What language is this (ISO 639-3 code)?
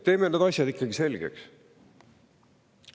est